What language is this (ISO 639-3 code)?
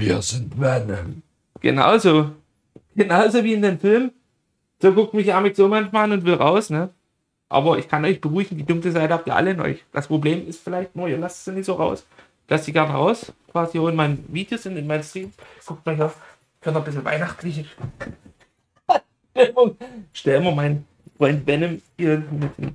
deu